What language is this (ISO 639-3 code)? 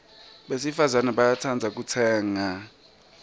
ssw